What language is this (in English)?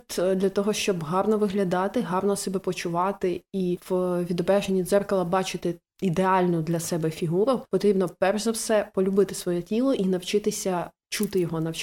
Ukrainian